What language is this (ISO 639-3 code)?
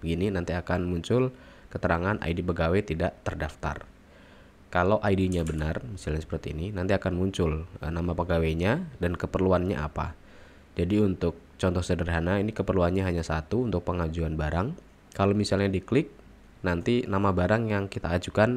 ind